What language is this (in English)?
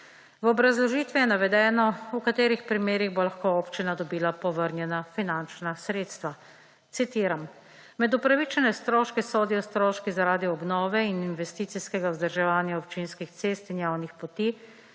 Slovenian